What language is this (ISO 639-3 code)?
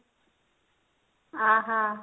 ori